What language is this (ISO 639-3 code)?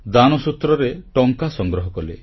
ori